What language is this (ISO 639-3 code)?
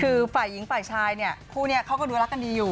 tha